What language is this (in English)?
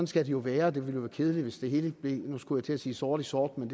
Danish